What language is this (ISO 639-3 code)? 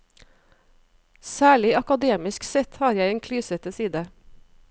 nor